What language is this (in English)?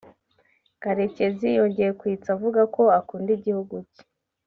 Kinyarwanda